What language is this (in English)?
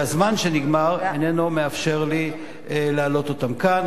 Hebrew